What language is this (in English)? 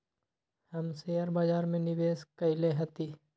Magahi